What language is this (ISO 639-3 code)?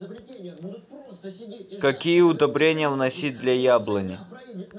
rus